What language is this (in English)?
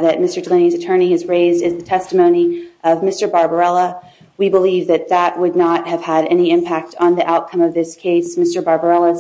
English